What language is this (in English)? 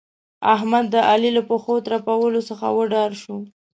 Pashto